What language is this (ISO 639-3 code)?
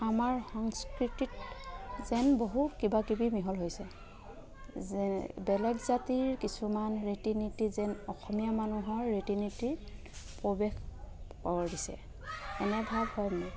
asm